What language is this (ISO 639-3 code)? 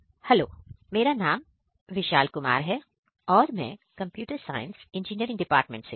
hin